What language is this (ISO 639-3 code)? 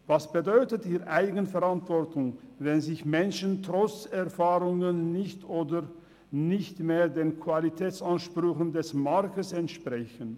gsw